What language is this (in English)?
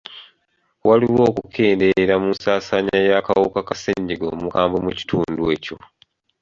Ganda